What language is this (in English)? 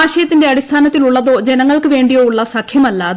Malayalam